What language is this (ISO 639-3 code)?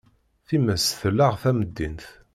kab